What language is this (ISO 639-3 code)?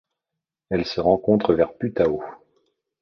fra